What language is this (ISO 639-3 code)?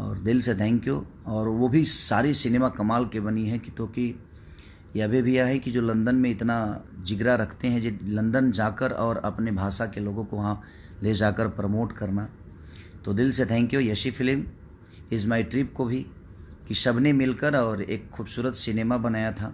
hin